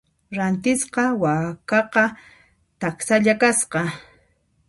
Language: Puno Quechua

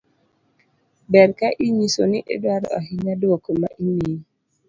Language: Luo (Kenya and Tanzania)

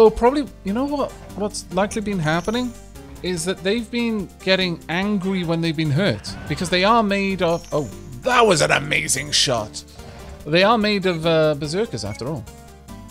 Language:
English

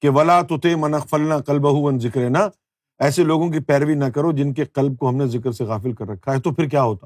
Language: Urdu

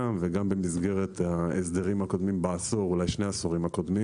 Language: Hebrew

